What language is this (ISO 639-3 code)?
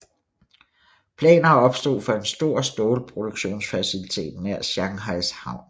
dan